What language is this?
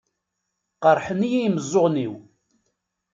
Kabyle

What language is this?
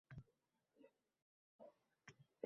Uzbek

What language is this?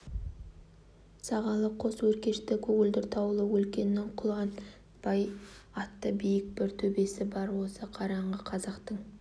Kazakh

